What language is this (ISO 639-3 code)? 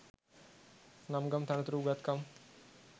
sin